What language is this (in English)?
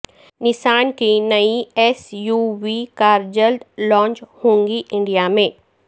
Urdu